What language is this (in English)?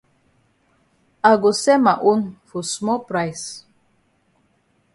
Cameroon Pidgin